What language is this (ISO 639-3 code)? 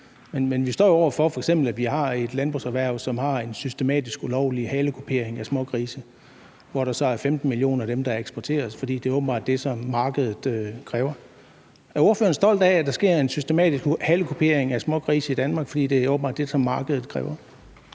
dan